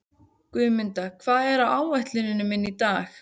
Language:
Icelandic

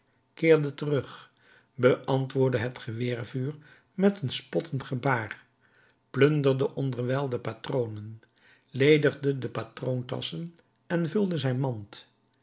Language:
Dutch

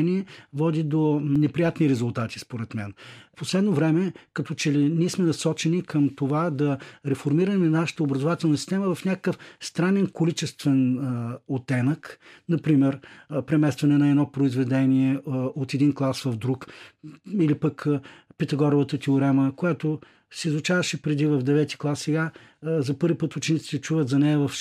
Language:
Bulgarian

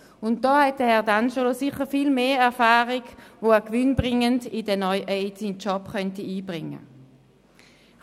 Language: Swiss German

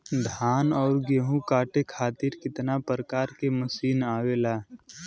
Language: Bhojpuri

